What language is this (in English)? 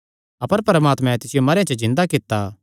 Kangri